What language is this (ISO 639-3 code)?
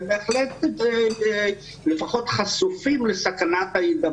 heb